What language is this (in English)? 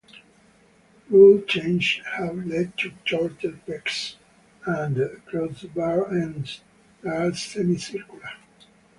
English